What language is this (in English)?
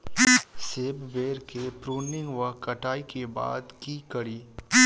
Maithili